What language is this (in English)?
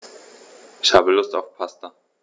German